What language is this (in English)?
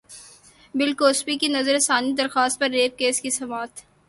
Urdu